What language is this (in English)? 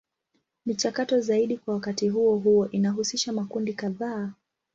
Swahili